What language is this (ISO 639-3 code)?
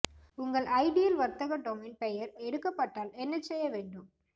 tam